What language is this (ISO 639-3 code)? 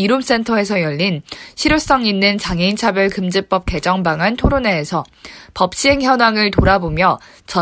kor